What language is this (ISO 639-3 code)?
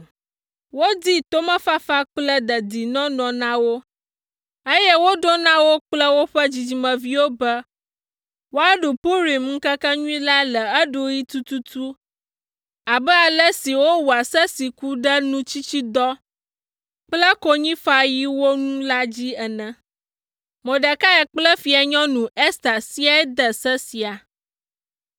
ewe